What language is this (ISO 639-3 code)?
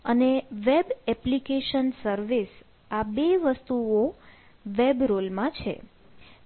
guj